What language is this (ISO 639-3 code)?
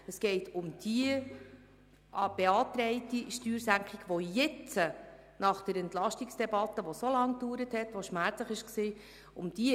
gsw